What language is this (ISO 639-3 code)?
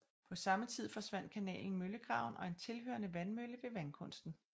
dan